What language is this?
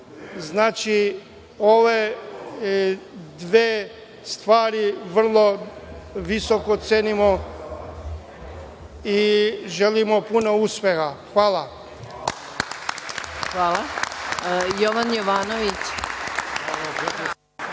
Serbian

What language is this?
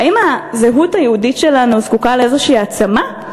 Hebrew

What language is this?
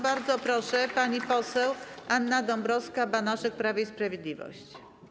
Polish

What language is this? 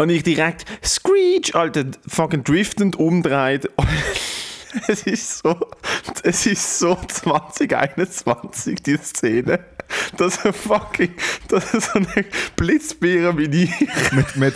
German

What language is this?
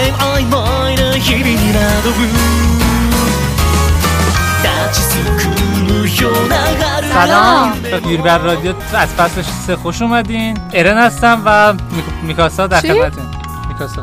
Persian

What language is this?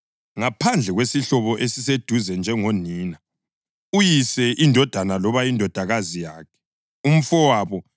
North Ndebele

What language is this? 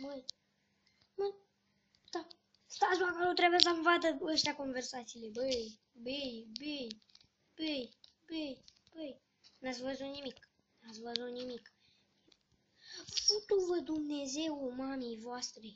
Romanian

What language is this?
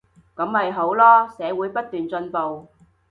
Cantonese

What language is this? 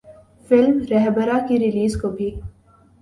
Urdu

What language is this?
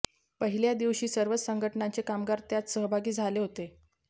Marathi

